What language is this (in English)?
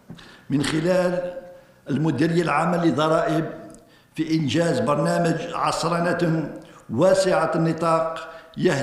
Arabic